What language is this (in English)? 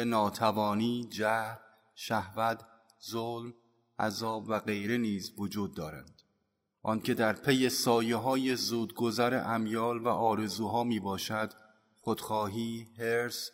Persian